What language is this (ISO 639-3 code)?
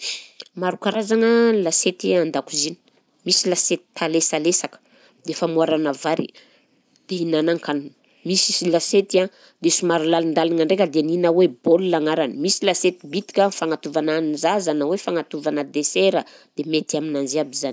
bzc